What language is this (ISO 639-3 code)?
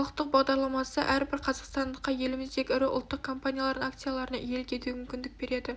kaz